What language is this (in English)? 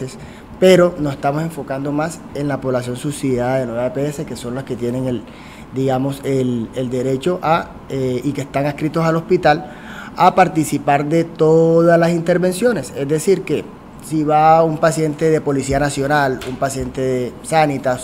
Spanish